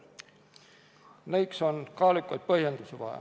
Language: Estonian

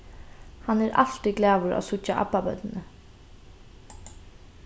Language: Faroese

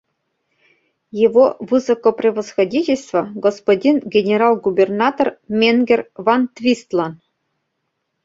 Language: Mari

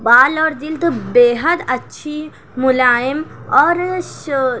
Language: Urdu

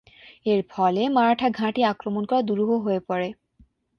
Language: Bangla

